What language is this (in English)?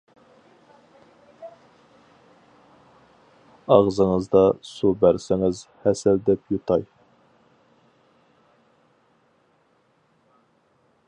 Uyghur